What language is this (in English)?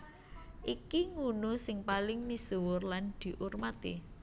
Javanese